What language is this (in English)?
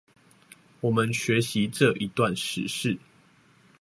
Chinese